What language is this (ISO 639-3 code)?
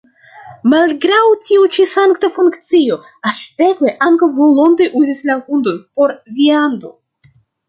epo